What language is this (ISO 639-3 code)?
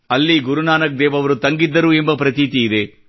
kan